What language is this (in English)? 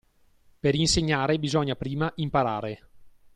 Italian